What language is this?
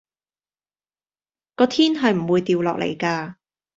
Cantonese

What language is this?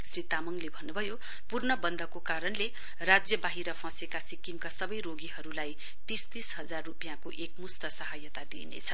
Nepali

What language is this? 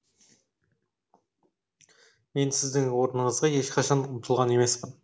Kazakh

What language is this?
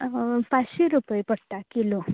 Konkani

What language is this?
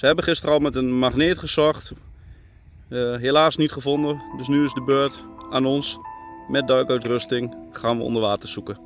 Dutch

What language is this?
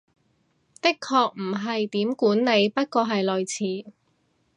Cantonese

